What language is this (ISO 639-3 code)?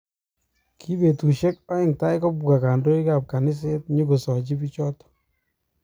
kln